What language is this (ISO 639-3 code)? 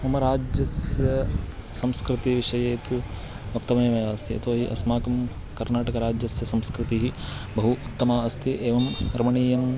san